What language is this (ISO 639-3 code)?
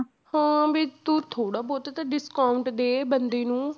pan